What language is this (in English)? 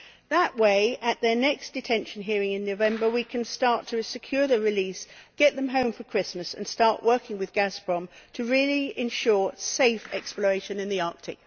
English